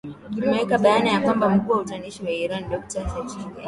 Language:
Swahili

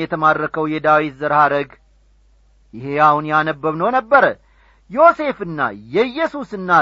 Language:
Amharic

